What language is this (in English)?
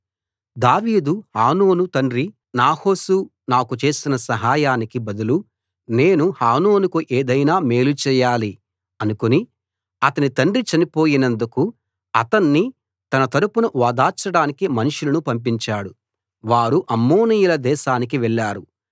Telugu